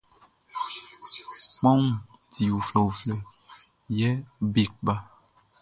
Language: Baoulé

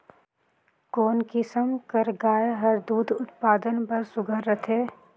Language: Chhattisgarhi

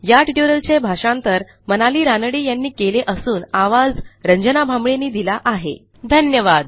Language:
Marathi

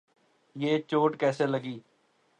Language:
Urdu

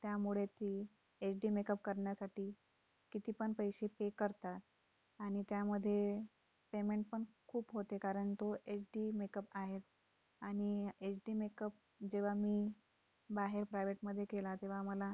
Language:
Marathi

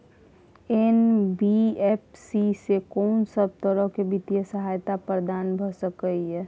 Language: Maithili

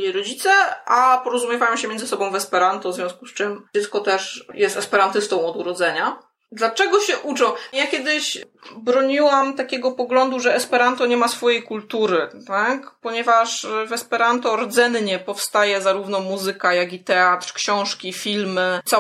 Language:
Polish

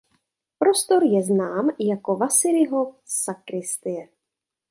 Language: Czech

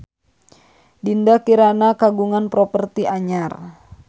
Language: Sundanese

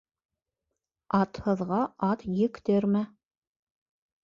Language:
Bashkir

